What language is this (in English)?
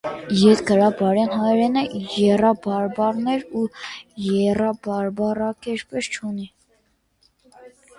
Armenian